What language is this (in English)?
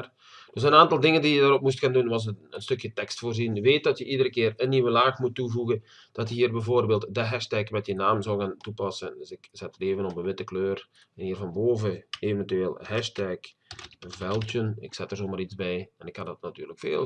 Dutch